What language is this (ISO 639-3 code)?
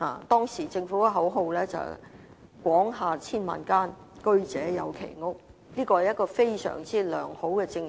yue